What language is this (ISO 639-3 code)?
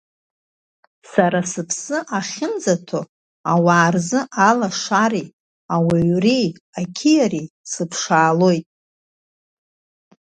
abk